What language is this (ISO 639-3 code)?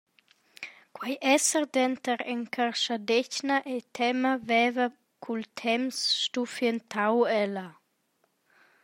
roh